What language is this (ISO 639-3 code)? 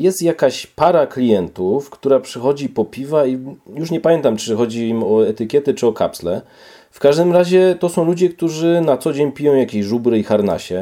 pol